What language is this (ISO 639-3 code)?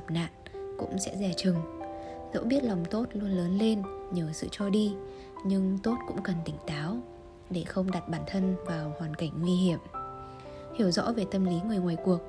vie